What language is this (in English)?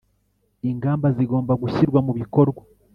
Kinyarwanda